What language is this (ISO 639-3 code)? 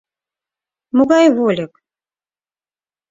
chm